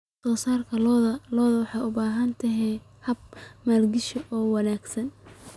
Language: Somali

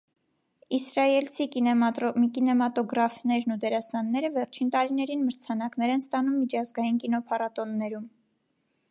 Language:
Armenian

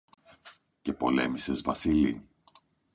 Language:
Greek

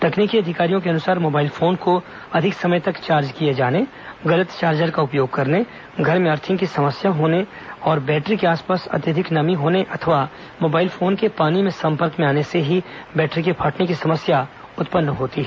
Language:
Hindi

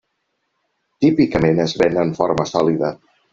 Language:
Catalan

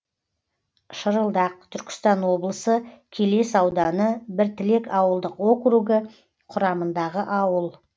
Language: Kazakh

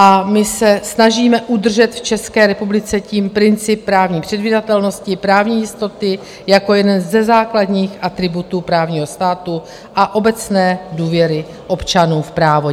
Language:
Czech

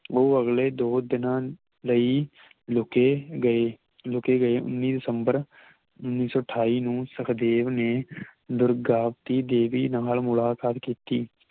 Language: Punjabi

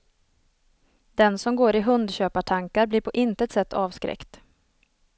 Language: Swedish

